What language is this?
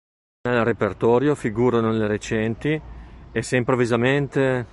Italian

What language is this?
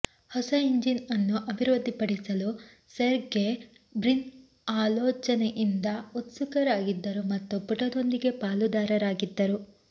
Kannada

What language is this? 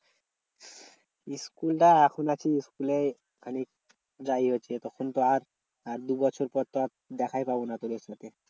Bangla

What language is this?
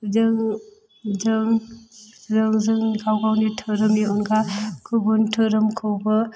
Bodo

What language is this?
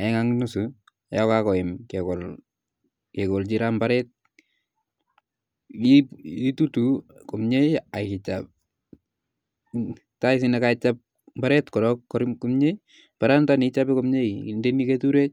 Kalenjin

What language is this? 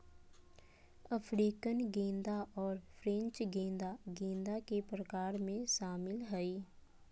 Magahi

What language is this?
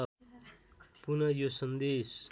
Nepali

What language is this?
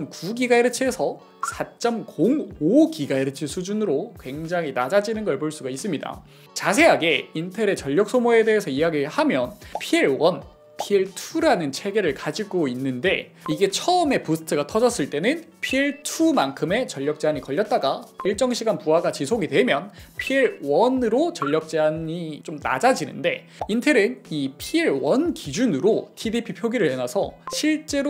Korean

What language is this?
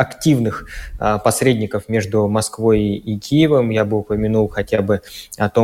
Russian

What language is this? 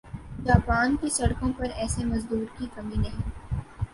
Urdu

